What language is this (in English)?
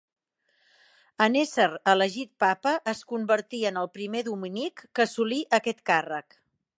Catalan